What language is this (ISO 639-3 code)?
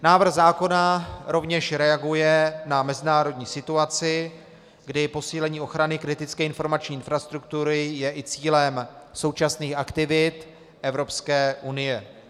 ces